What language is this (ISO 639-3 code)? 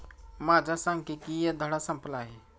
mar